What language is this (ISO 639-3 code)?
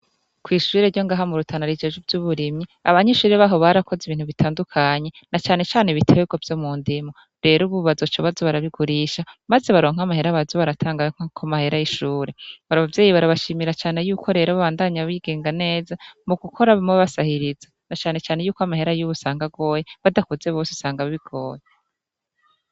run